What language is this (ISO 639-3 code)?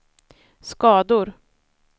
swe